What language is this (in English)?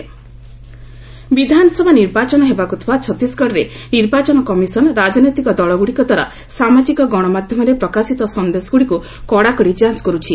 Odia